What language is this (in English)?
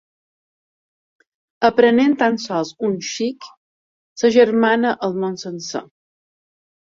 Catalan